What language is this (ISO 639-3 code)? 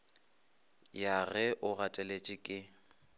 nso